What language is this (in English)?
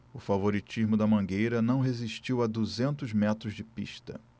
Portuguese